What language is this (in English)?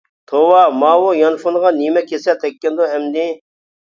Uyghur